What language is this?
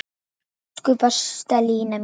Icelandic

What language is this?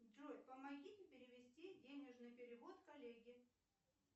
Russian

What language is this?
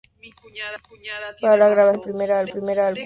Spanish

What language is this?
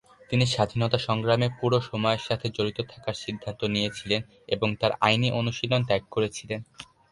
Bangla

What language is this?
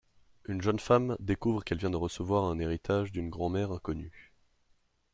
French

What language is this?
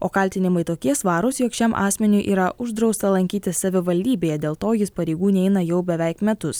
Lithuanian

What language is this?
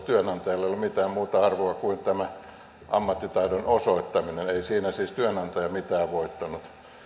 Finnish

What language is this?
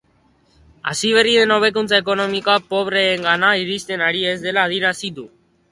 Basque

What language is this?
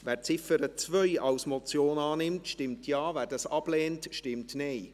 Swiss German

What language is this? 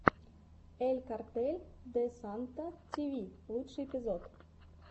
Russian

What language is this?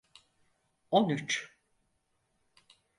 Turkish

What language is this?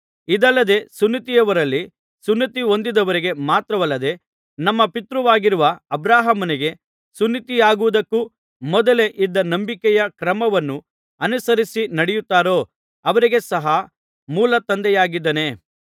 Kannada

